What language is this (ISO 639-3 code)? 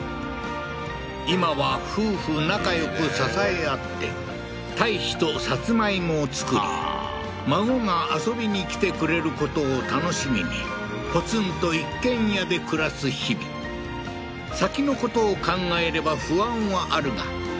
jpn